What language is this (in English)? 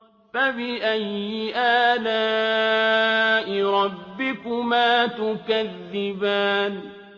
Arabic